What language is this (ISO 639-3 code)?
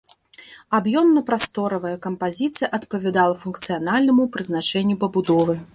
bel